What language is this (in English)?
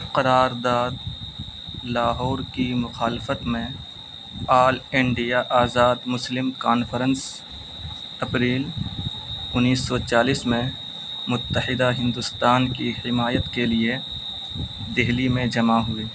Urdu